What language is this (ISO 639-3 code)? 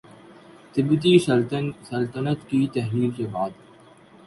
urd